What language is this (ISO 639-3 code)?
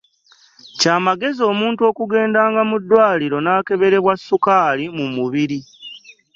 lug